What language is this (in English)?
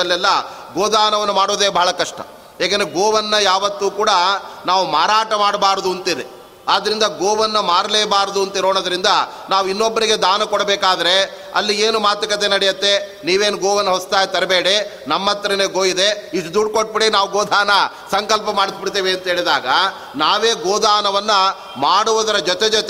Kannada